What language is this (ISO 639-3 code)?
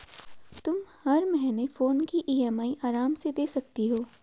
hin